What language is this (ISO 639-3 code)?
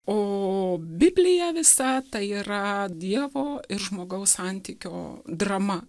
lit